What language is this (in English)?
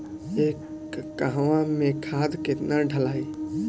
Bhojpuri